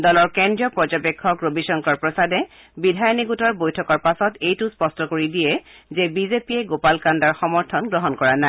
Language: Assamese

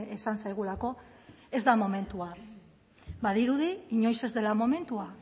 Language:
Basque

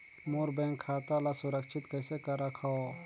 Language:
Chhattisgarhi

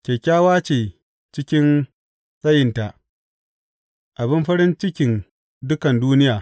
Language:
Hausa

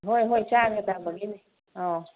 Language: Manipuri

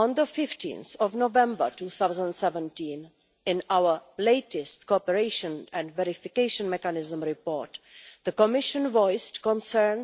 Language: English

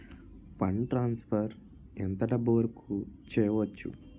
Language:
Telugu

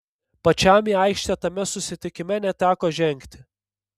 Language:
Lithuanian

